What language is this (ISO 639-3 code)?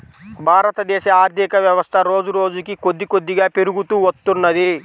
tel